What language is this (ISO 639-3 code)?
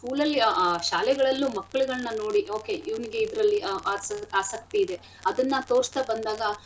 kan